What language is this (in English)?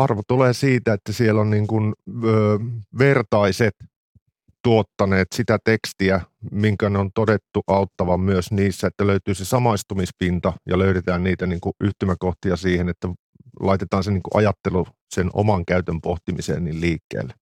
Finnish